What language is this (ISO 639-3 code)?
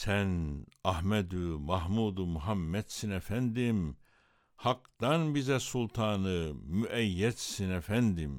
tur